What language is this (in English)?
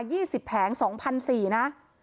Thai